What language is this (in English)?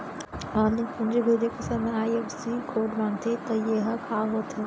Chhattisgarhi